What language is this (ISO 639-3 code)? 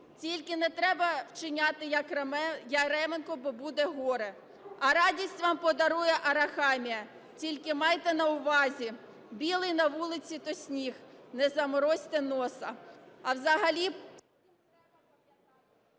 ukr